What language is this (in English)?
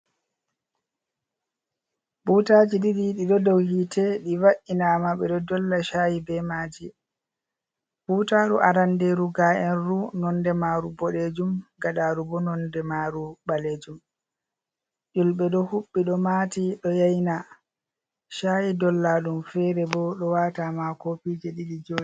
Fula